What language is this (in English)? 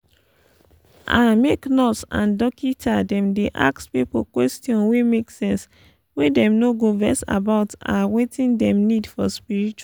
Nigerian Pidgin